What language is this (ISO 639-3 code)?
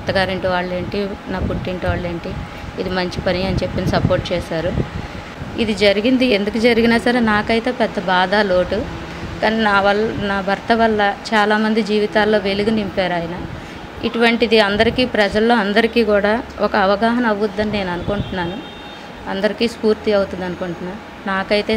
tel